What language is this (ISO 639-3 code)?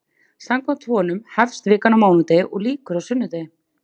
isl